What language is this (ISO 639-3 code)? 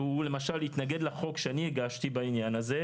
heb